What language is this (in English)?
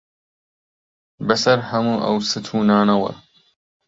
Central Kurdish